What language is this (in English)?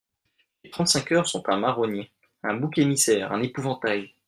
French